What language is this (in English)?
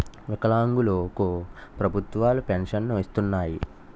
Telugu